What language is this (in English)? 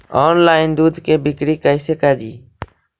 Magahi